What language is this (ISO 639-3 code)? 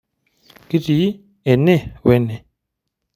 mas